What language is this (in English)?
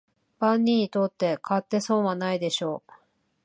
Japanese